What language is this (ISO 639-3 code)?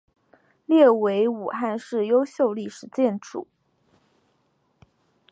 zho